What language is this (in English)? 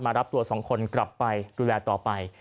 Thai